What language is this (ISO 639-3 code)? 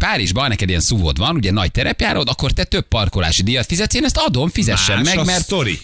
hun